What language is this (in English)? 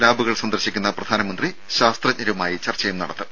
Malayalam